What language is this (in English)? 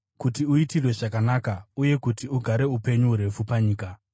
Shona